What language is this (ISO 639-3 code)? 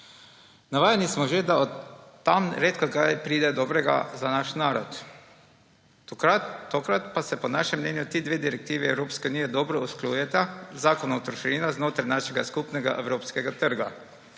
slv